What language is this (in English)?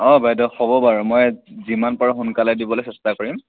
Assamese